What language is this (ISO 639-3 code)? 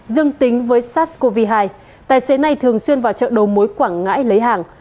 vie